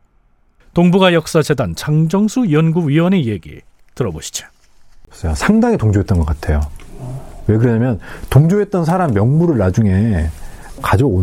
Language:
Korean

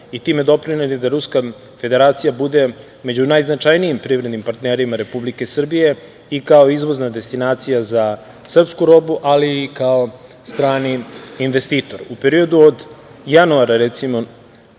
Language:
Serbian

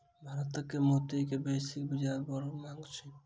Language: Maithili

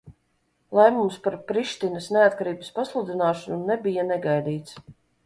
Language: Latvian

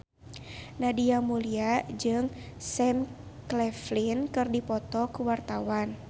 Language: Sundanese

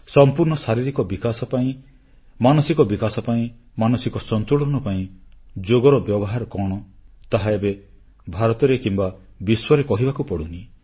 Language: Odia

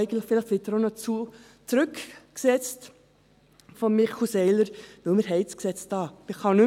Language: Swiss German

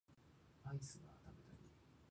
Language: Japanese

